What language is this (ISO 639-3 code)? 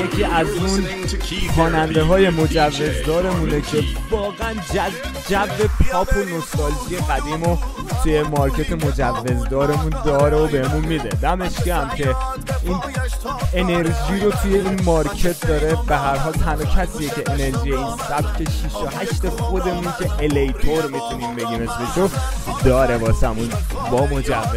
fas